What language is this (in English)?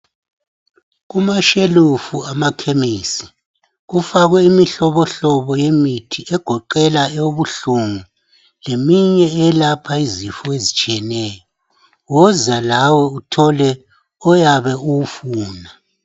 North Ndebele